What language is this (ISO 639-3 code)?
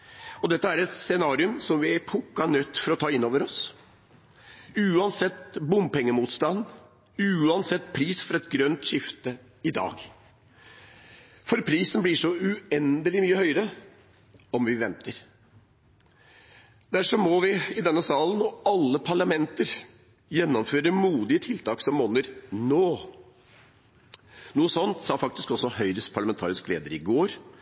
nob